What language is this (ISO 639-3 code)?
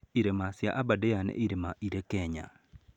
kik